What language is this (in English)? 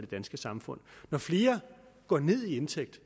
Danish